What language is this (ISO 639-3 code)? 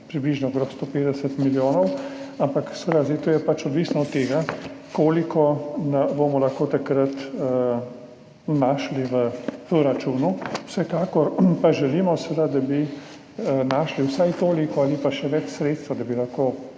slv